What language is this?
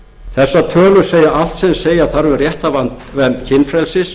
Icelandic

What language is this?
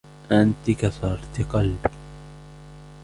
Arabic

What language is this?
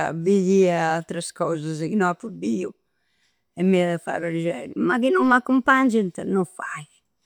Campidanese Sardinian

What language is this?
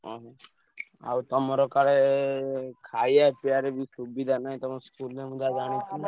Odia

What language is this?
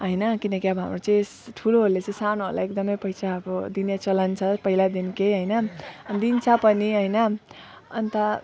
Nepali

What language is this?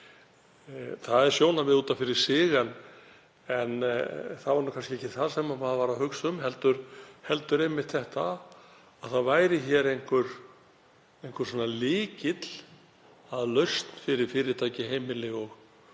Icelandic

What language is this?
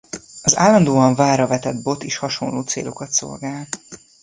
Hungarian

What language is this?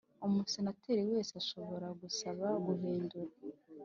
Kinyarwanda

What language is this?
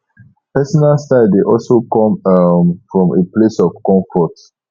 Nigerian Pidgin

